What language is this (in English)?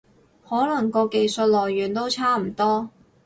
Cantonese